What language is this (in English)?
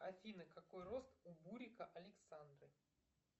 Russian